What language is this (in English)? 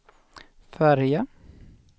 Swedish